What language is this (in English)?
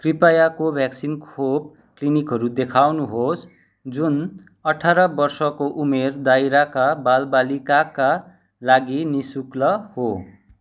Nepali